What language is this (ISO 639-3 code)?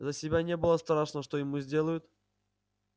rus